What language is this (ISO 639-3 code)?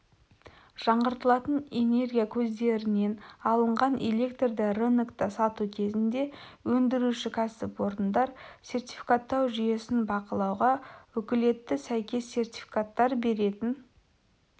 kaz